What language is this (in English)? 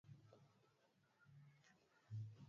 Swahili